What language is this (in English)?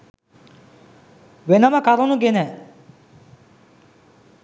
Sinhala